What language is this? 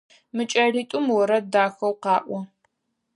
Adyghe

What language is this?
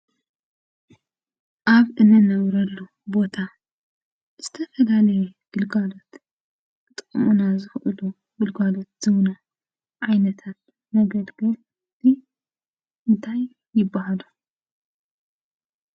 Tigrinya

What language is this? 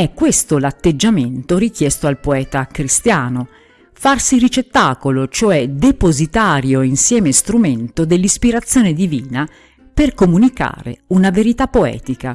Italian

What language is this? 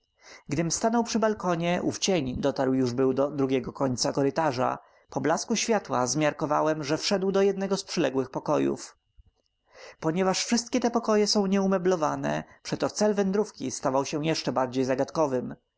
Polish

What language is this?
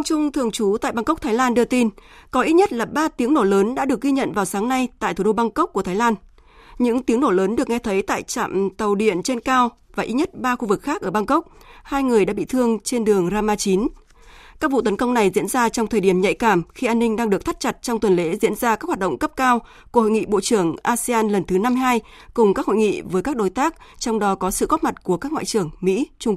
Vietnamese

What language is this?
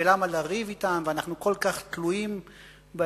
Hebrew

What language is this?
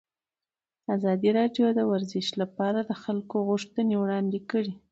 Pashto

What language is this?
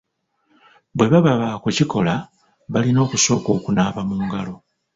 Ganda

